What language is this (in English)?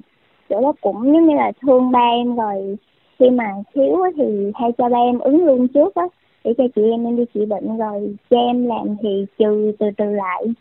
Vietnamese